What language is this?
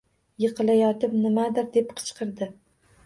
Uzbek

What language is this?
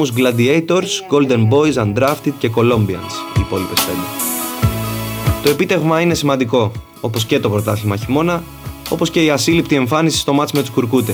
Greek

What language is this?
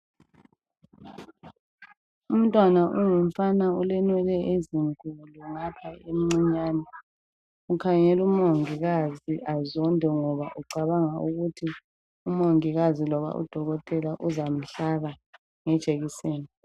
North Ndebele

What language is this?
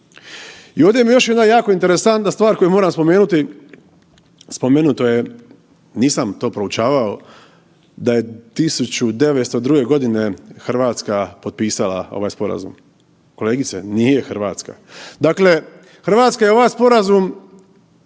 Croatian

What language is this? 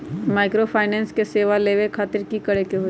Magahi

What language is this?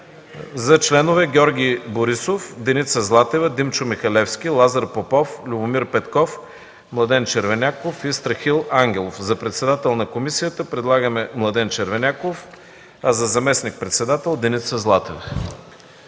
Bulgarian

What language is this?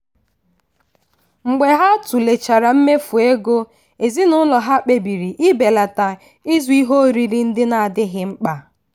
Igbo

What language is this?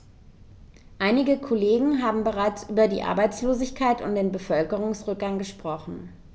German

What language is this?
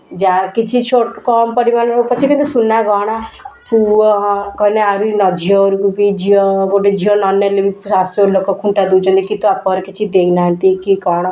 Odia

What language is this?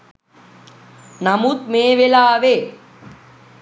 Sinhala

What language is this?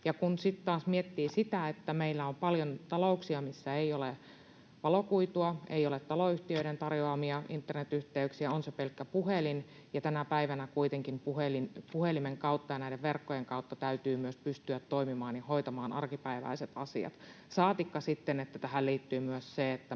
Finnish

